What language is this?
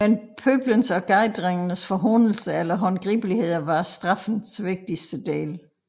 Danish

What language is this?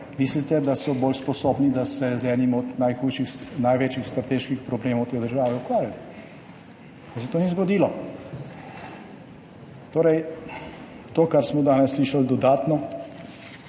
Slovenian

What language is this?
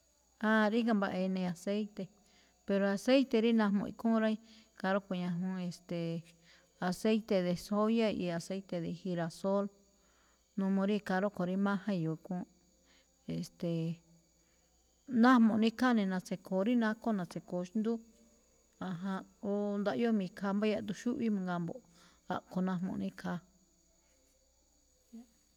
Malinaltepec Me'phaa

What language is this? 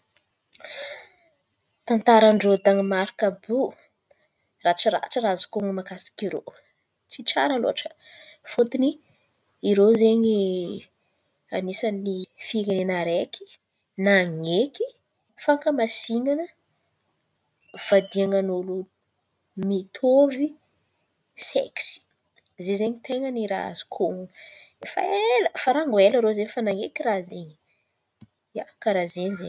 Antankarana Malagasy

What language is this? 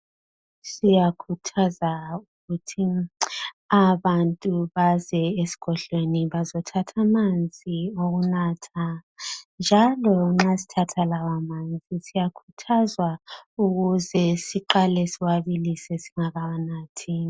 North Ndebele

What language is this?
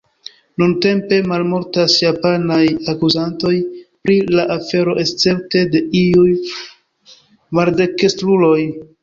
Esperanto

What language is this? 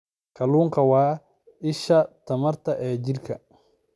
Somali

